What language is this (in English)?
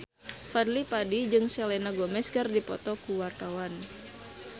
Sundanese